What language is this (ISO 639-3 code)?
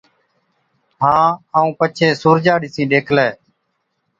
odk